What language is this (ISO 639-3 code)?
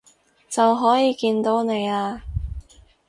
yue